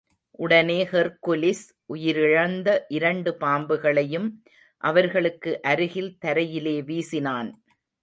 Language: Tamil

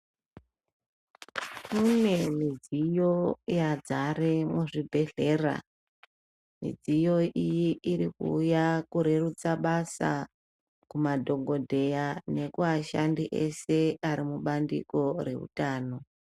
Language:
Ndau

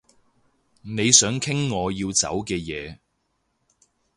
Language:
Cantonese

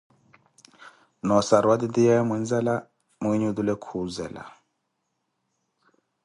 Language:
Koti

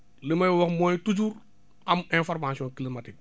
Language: Wolof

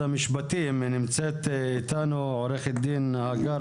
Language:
Hebrew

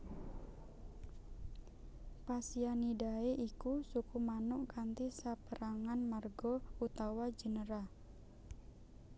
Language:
Javanese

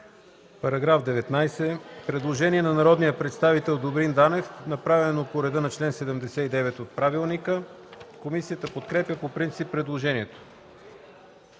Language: Bulgarian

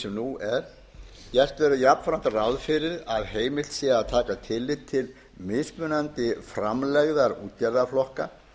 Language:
Icelandic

